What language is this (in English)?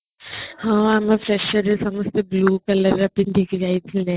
Odia